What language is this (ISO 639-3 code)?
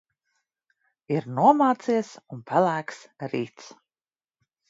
lav